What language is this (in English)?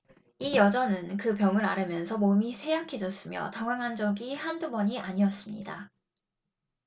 Korean